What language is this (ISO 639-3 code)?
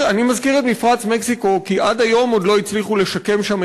heb